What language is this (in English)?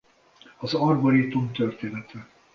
Hungarian